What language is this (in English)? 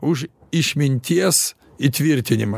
Lithuanian